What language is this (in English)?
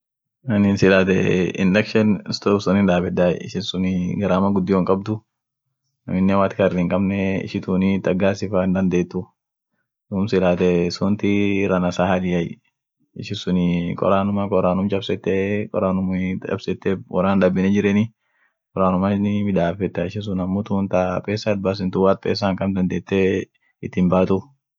Orma